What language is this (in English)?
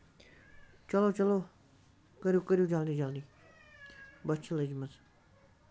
Kashmiri